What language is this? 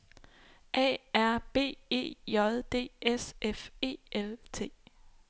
Danish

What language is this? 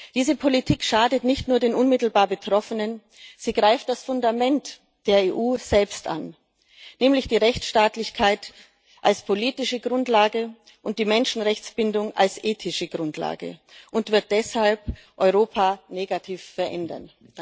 German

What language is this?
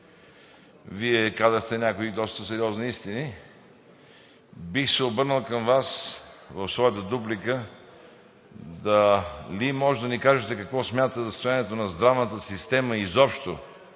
Bulgarian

